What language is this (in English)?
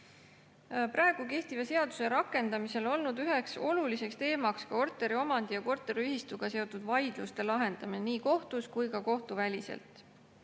Estonian